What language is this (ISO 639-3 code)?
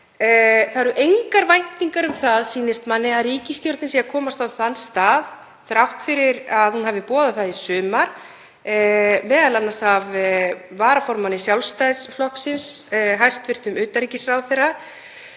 isl